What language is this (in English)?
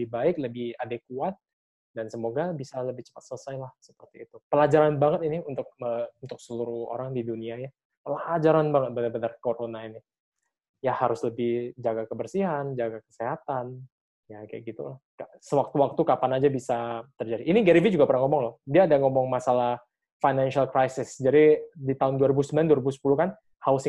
Indonesian